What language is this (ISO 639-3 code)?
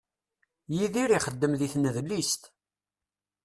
kab